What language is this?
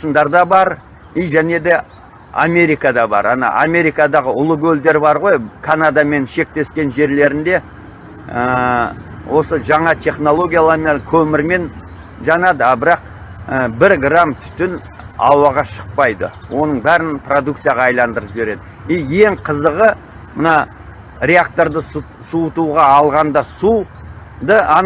Turkish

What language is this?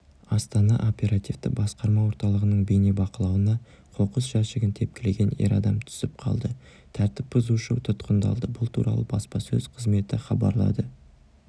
Kazakh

